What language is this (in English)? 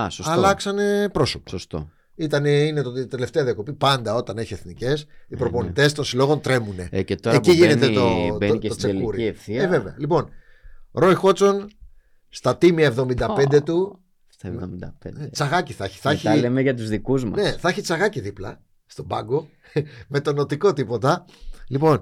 Greek